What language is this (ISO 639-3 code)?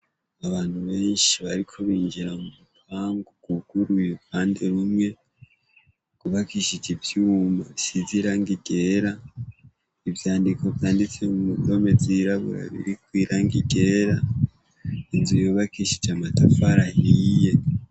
run